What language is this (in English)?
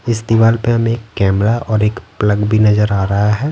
Hindi